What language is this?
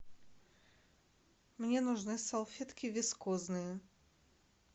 Russian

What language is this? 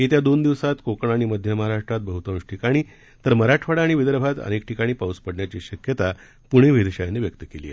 Marathi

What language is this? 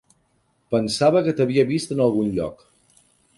Catalan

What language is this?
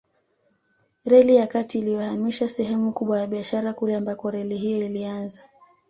Swahili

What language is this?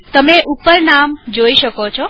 Gujarati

